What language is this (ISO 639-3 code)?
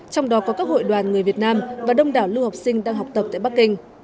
vie